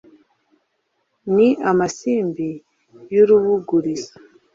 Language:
Kinyarwanda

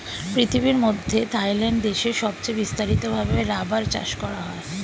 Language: Bangla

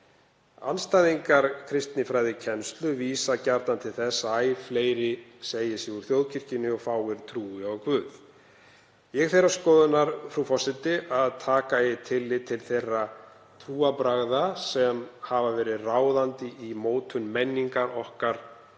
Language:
Icelandic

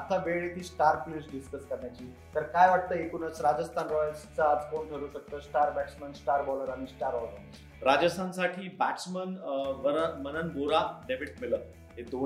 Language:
Marathi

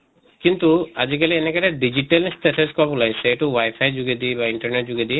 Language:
Assamese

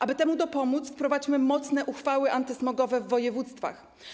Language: Polish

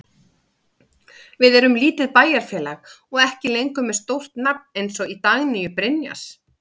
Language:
Icelandic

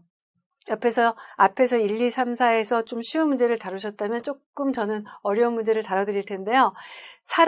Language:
Korean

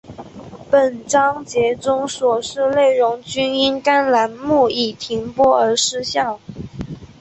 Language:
Chinese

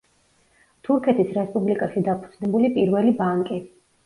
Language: Georgian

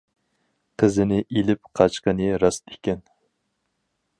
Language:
Uyghur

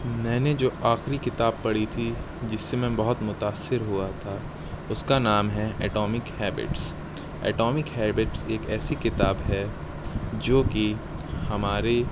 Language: Urdu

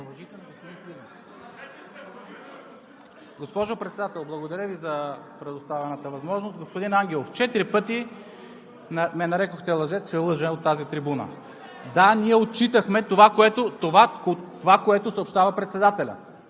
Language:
Bulgarian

